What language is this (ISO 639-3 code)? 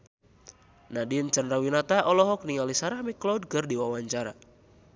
sun